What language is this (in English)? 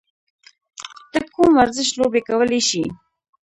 Pashto